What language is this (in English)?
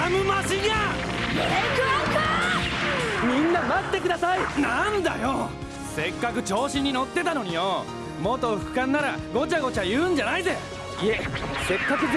Japanese